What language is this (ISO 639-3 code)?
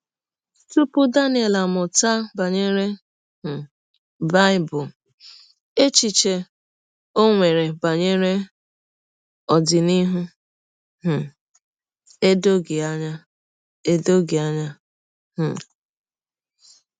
ibo